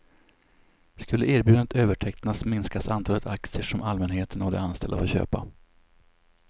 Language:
Swedish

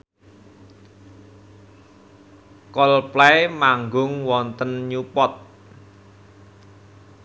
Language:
Javanese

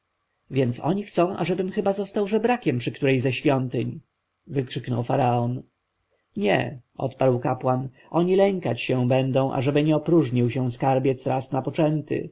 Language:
Polish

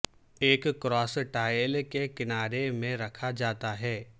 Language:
Urdu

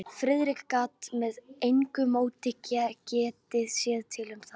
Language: Icelandic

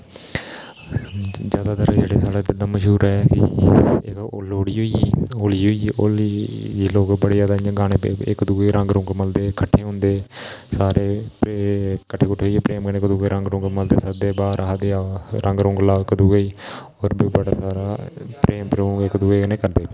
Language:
Dogri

